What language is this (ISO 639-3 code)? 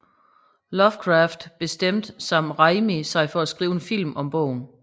dan